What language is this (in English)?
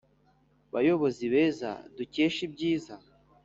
Kinyarwanda